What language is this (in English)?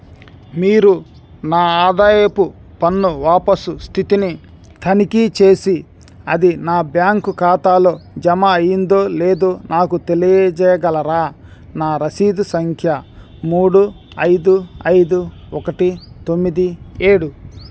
Telugu